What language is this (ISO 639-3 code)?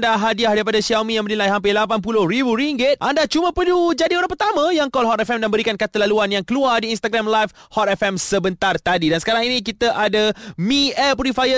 msa